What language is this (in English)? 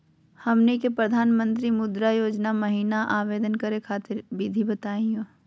Magahi